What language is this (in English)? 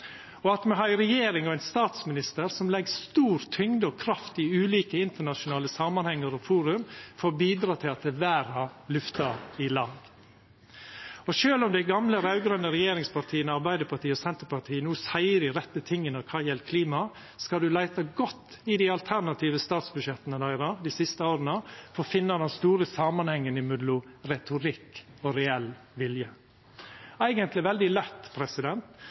Norwegian Nynorsk